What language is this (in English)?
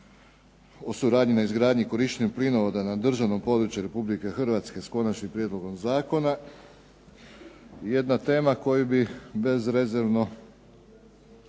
Croatian